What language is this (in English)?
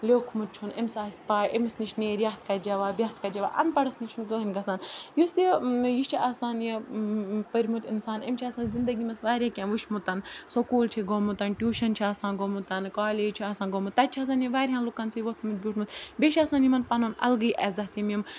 Kashmiri